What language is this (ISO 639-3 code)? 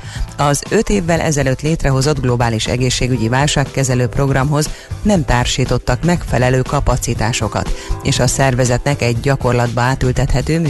hun